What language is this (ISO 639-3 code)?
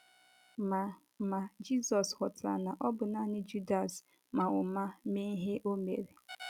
ibo